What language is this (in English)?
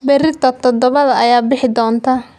Somali